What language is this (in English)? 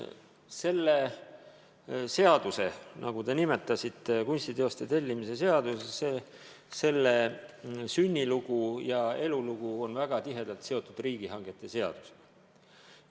Estonian